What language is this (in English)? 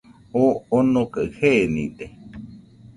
Nüpode Huitoto